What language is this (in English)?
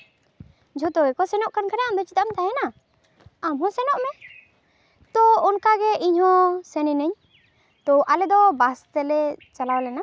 Santali